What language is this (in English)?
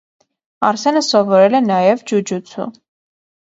Armenian